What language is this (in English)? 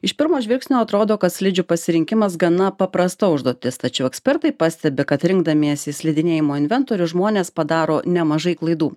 Lithuanian